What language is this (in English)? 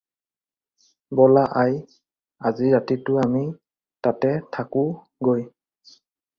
Assamese